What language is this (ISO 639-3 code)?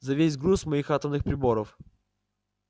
rus